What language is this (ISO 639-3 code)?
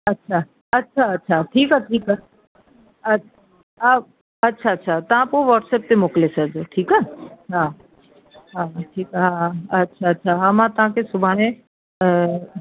snd